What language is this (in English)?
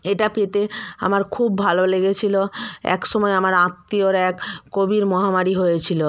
Bangla